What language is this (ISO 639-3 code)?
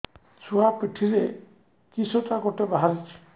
ori